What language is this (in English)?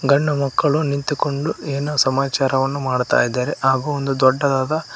Kannada